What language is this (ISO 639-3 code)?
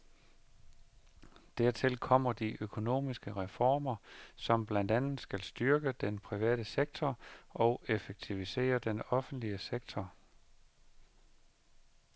dan